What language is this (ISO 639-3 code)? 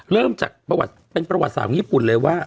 tha